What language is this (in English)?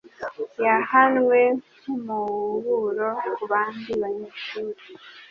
Kinyarwanda